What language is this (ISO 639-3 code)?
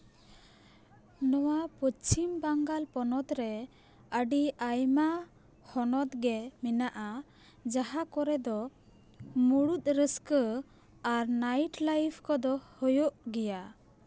sat